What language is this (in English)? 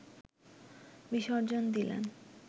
Bangla